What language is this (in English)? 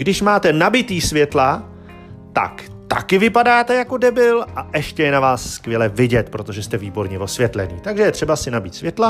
Czech